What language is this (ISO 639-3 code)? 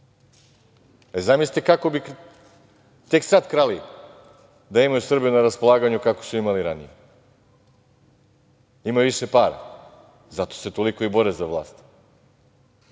srp